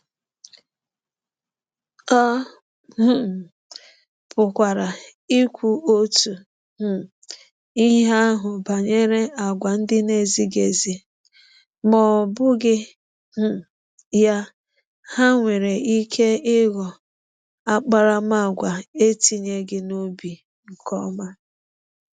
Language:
Igbo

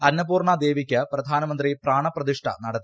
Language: Malayalam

